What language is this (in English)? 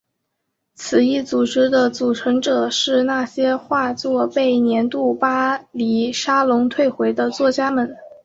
Chinese